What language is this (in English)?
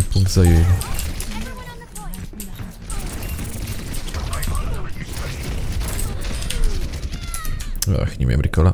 Polish